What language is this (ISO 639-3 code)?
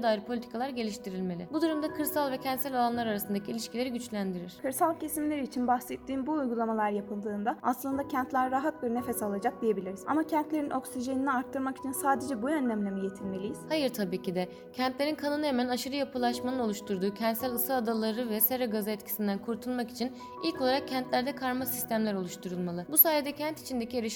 tur